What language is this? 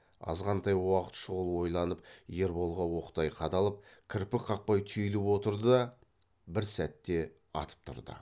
Kazakh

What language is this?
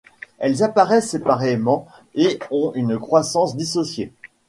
French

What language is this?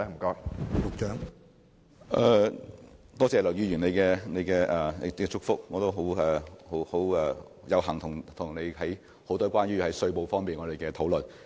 Cantonese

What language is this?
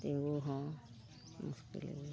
Santali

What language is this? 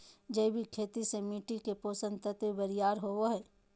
Magahi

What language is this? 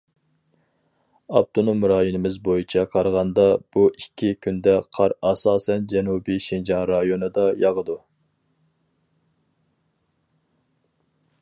Uyghur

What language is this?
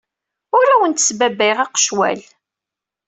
Kabyle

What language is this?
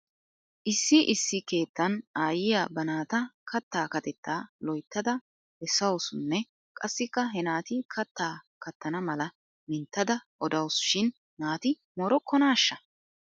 Wolaytta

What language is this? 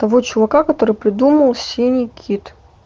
Russian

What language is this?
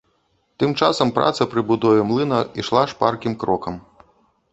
Belarusian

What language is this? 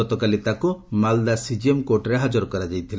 Odia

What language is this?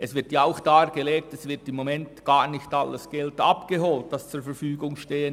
Swiss German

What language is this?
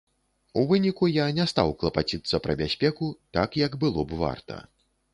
Belarusian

